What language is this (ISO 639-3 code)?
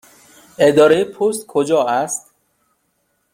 fas